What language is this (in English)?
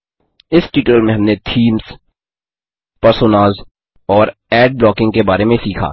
Hindi